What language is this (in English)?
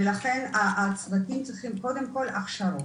Hebrew